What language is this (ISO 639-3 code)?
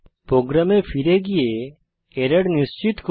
ben